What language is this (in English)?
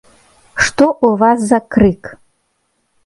Belarusian